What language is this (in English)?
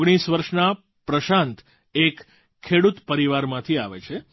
Gujarati